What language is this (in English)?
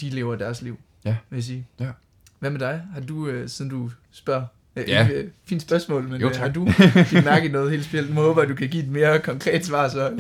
Danish